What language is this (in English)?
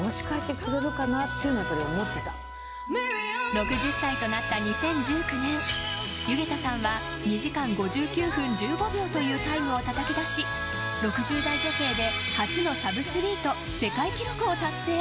Japanese